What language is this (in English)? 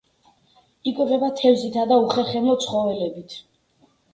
Georgian